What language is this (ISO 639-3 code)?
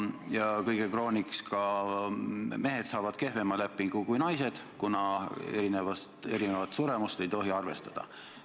est